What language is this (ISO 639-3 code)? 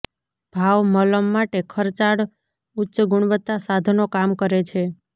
guj